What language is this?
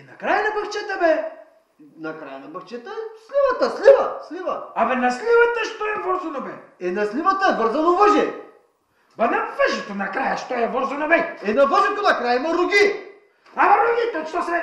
Bulgarian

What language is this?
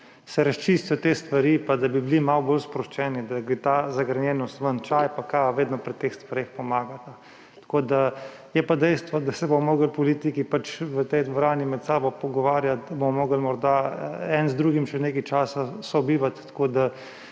Slovenian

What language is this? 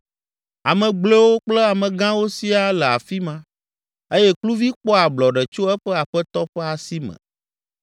Ewe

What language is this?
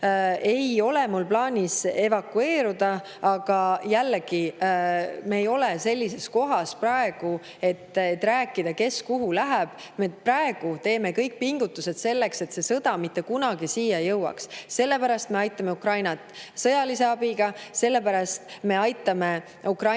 Estonian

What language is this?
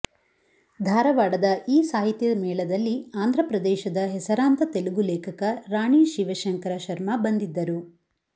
Kannada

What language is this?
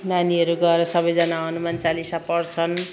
Nepali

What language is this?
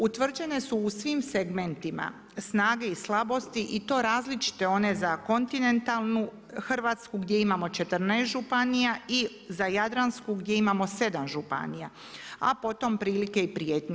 Croatian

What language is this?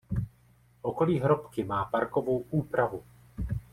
Czech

